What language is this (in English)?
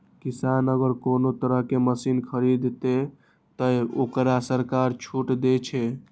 Maithili